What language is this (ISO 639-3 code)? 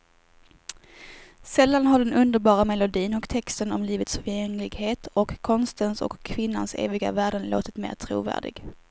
swe